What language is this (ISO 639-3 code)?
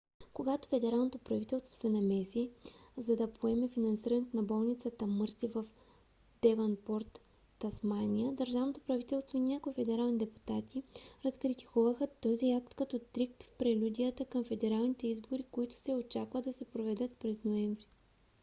bul